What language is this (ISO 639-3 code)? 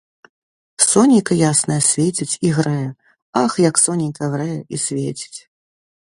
bel